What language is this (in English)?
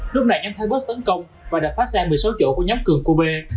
Vietnamese